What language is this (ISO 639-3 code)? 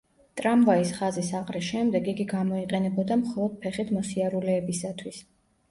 kat